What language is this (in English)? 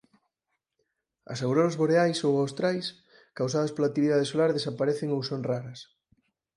Galician